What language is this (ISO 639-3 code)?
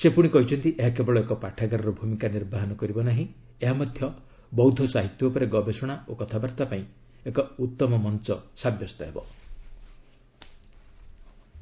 ori